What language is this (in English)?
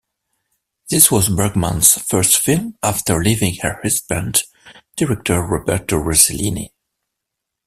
English